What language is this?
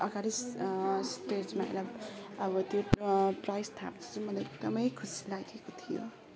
Nepali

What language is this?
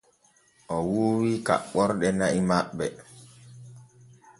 Borgu Fulfulde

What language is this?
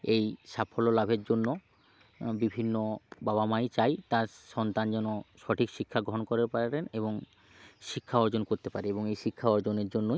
Bangla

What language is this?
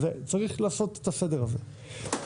Hebrew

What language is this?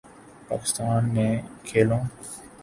Urdu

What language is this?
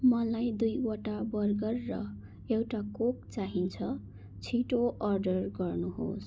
Nepali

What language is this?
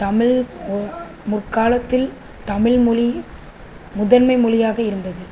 Tamil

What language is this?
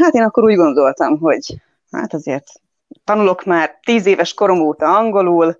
Hungarian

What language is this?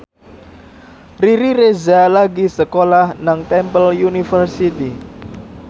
Javanese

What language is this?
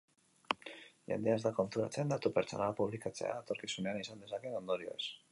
Basque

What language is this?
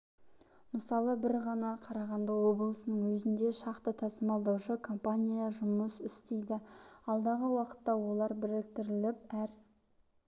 Kazakh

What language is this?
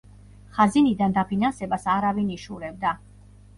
Georgian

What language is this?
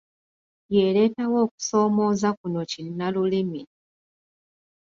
Ganda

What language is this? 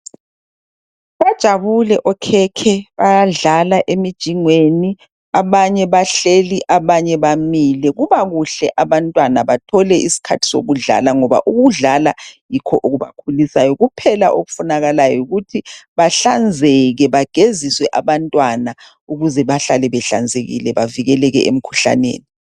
North Ndebele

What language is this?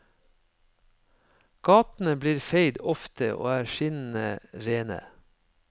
Norwegian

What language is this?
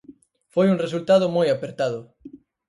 Galician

